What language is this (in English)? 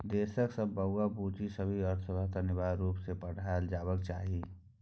Maithili